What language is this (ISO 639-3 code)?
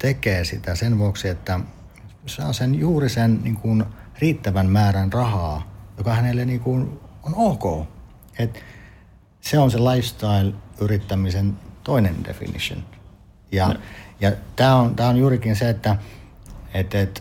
fin